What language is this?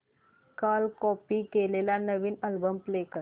Marathi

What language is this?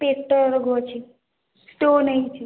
Odia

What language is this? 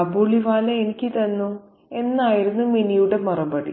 Malayalam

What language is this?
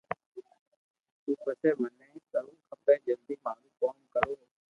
Loarki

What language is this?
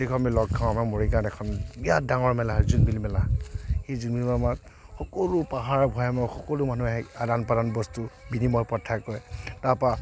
Assamese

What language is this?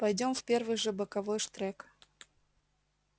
Russian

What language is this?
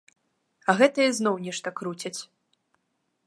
Belarusian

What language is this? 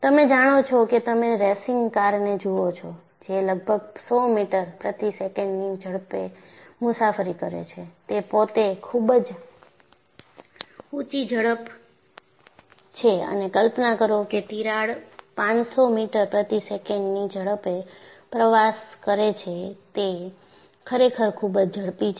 Gujarati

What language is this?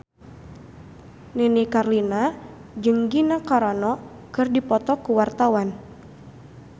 Sundanese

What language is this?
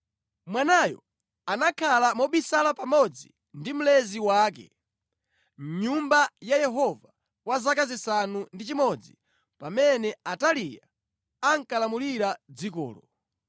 Nyanja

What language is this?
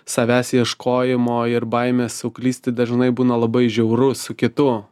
Lithuanian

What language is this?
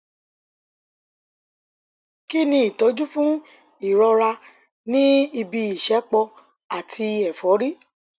Yoruba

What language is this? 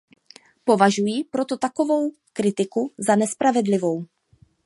Czech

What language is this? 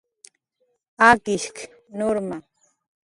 Jaqaru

